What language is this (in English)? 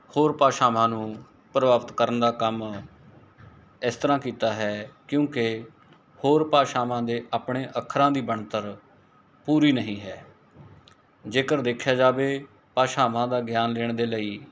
Punjabi